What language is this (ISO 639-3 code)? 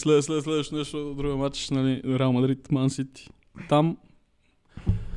bul